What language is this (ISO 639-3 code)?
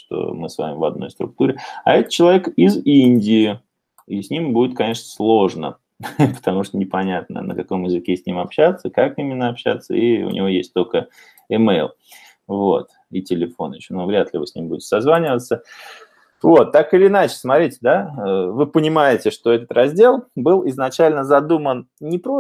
rus